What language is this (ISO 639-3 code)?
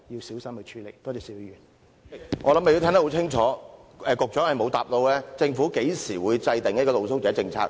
yue